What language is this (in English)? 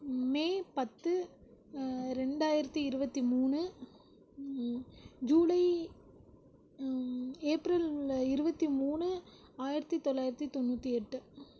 Tamil